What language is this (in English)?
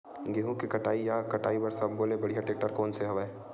Chhattisgarhi